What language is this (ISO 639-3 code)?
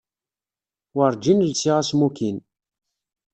kab